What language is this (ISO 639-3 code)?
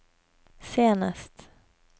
nor